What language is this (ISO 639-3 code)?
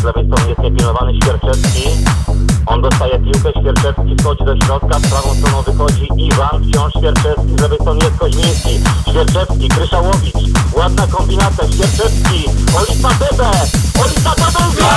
pol